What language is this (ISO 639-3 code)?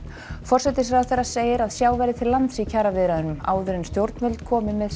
isl